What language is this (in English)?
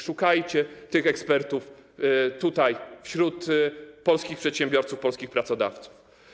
Polish